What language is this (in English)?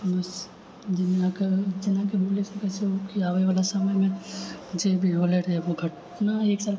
Maithili